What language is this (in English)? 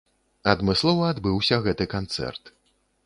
Belarusian